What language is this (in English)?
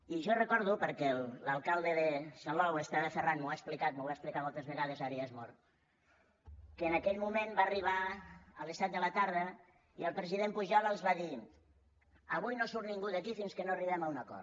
Catalan